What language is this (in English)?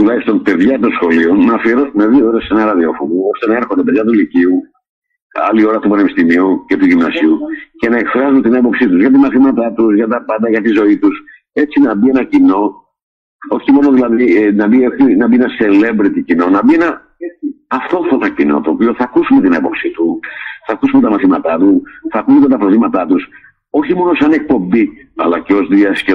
Greek